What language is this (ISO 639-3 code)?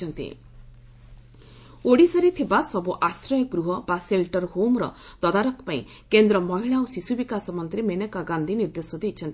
ori